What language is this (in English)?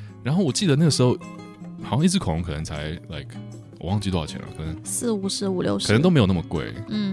Chinese